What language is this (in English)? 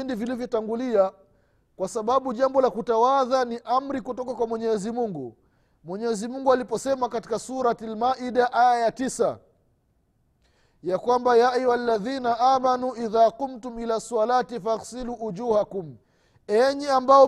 Swahili